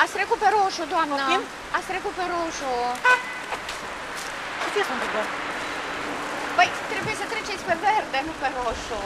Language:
Romanian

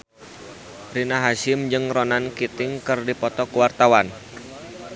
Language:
Sundanese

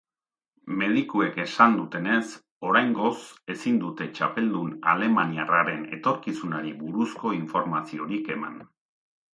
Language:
Basque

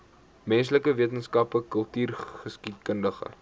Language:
Afrikaans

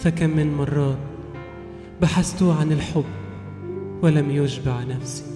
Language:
Arabic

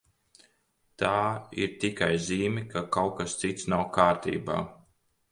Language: Latvian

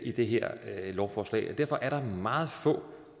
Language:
Danish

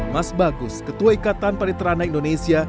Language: Indonesian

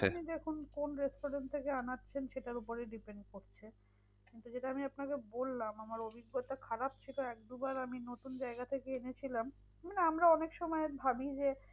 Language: Bangla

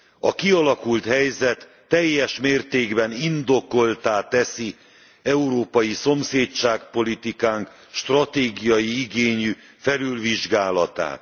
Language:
Hungarian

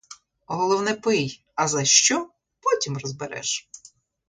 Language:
Ukrainian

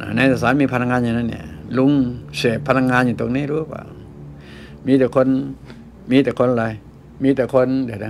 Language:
Thai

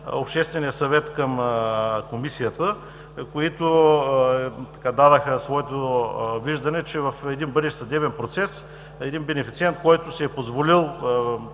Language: Bulgarian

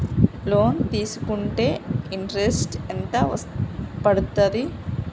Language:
Telugu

